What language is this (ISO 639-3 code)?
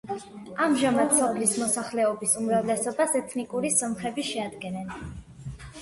kat